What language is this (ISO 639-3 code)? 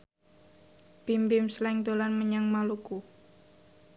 jav